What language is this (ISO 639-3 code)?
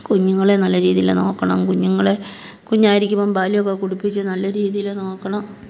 mal